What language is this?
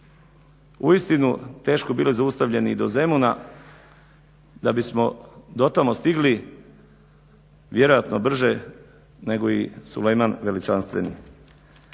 Croatian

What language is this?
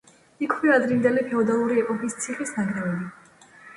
Georgian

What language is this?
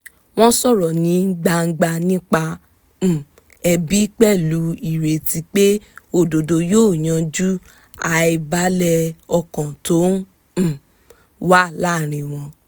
Yoruba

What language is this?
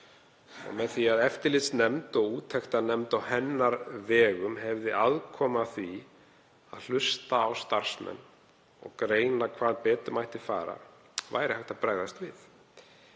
Icelandic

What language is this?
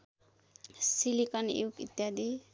Nepali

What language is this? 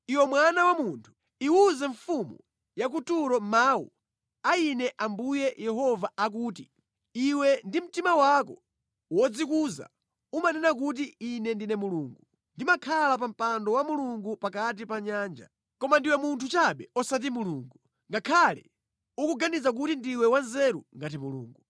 Nyanja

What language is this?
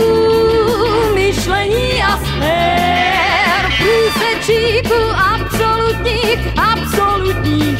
Romanian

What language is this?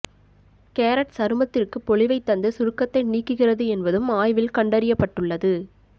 Tamil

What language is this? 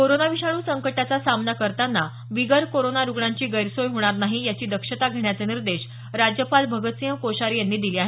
Marathi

